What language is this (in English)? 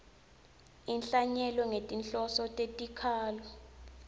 Swati